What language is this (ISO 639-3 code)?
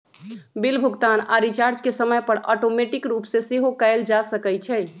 mag